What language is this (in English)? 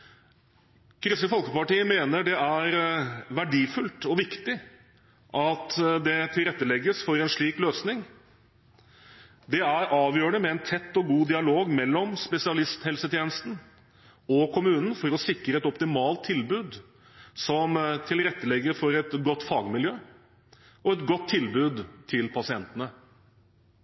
Norwegian Bokmål